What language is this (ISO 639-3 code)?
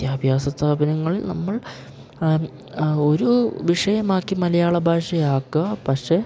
mal